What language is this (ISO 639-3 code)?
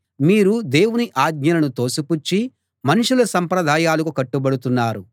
tel